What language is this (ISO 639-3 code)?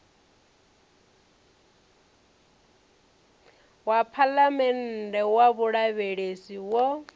ven